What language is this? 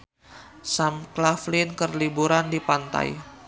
Sundanese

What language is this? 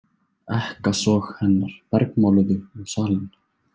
Icelandic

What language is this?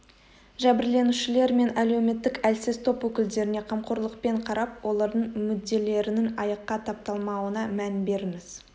Kazakh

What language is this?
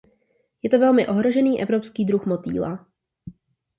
Czech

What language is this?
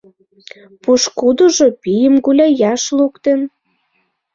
Mari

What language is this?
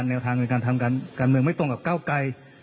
Thai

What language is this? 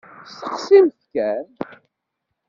Kabyle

